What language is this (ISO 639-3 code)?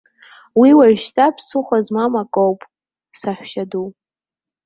abk